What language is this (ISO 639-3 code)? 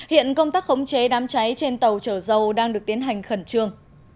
vie